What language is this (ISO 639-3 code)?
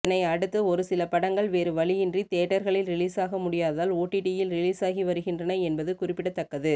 tam